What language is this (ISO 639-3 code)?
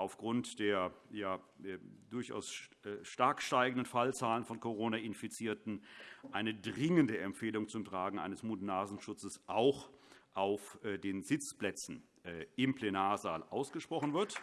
deu